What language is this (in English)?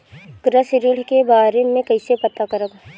Bhojpuri